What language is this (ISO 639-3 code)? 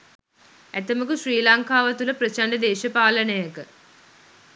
sin